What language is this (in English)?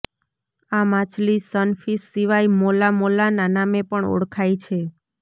Gujarati